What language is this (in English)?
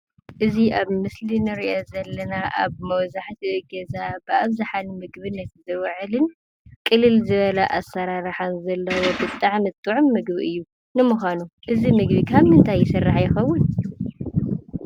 Tigrinya